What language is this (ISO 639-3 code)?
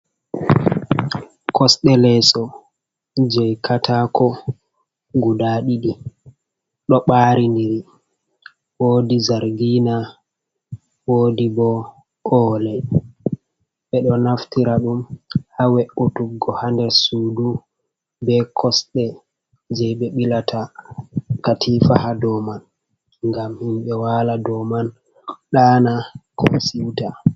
ful